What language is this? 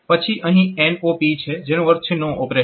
Gujarati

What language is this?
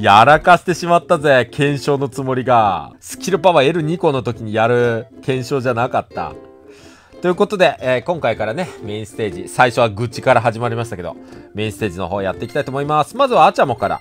Japanese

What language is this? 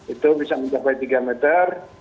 Indonesian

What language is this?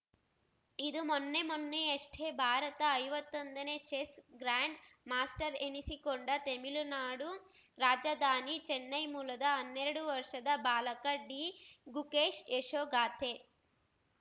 Kannada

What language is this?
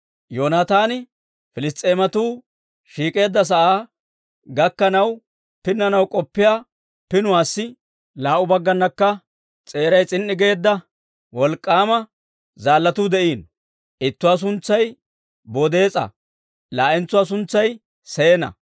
Dawro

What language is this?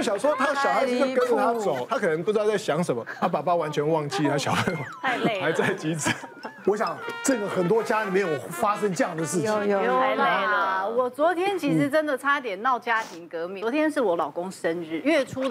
Chinese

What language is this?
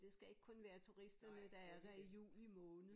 Danish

